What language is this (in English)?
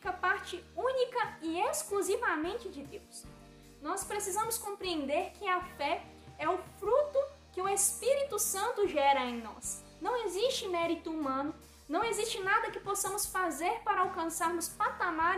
Portuguese